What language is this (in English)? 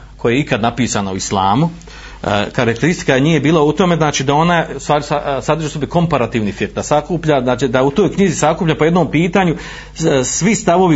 Croatian